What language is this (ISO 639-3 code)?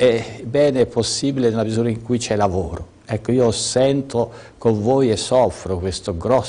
ita